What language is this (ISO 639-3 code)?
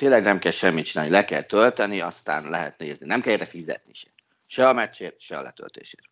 hun